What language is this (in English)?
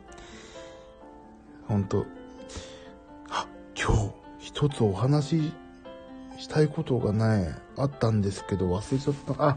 Japanese